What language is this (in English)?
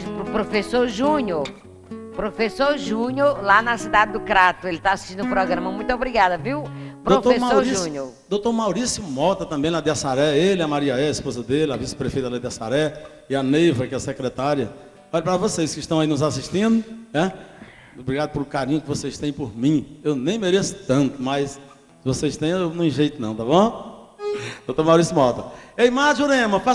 Portuguese